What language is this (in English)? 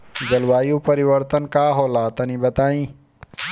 Bhojpuri